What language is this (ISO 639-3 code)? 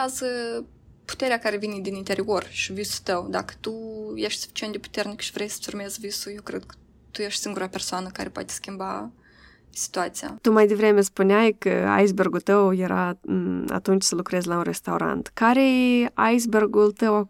ron